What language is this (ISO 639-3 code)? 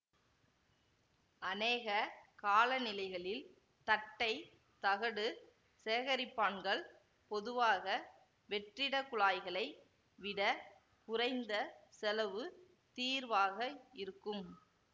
tam